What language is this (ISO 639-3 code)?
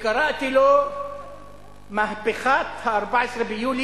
heb